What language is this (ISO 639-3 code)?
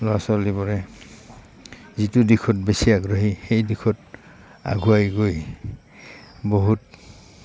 asm